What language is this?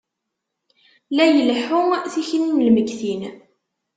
Kabyle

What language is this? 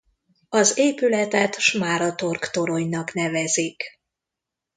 Hungarian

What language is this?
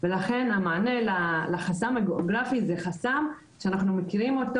Hebrew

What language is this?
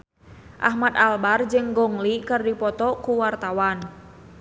Sundanese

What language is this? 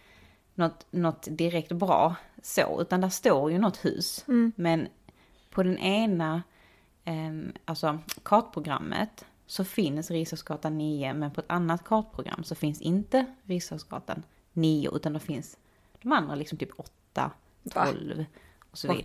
Swedish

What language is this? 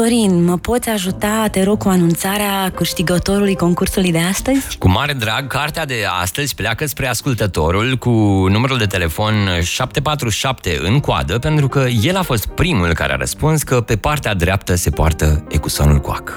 Romanian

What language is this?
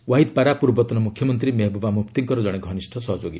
Odia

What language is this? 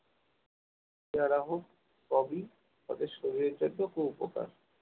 Bangla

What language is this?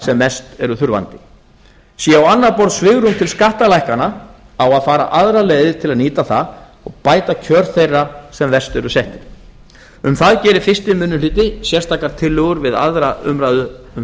Icelandic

